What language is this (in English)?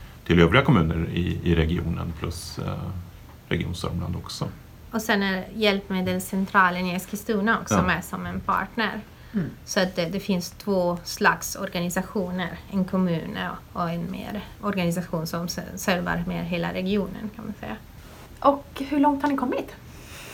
Swedish